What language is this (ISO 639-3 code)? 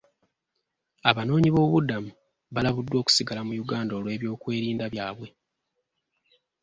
lug